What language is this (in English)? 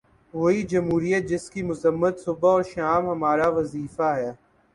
Urdu